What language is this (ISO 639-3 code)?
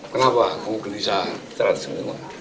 ind